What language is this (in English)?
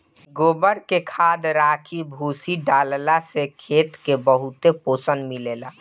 Bhojpuri